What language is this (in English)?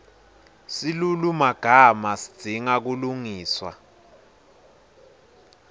Swati